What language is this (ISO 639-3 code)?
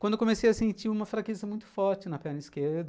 por